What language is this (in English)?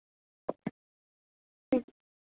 Dogri